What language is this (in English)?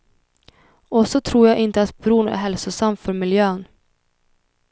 Swedish